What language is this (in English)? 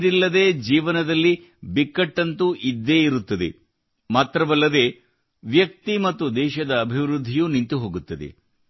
Kannada